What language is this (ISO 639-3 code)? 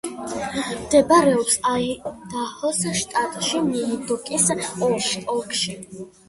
kat